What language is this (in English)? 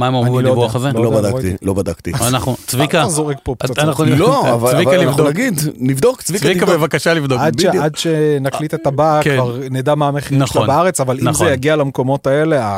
Hebrew